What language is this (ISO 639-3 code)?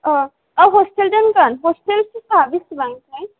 brx